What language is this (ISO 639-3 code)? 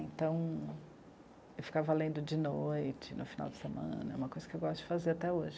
por